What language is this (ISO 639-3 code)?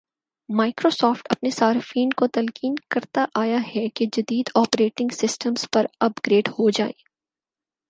urd